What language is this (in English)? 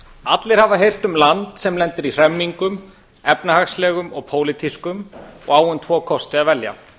Icelandic